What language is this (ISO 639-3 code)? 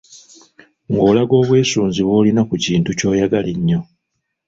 lug